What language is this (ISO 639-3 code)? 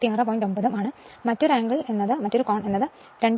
mal